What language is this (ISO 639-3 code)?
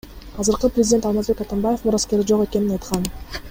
kir